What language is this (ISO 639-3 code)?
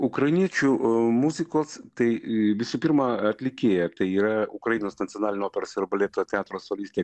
lit